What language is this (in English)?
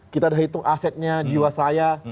Indonesian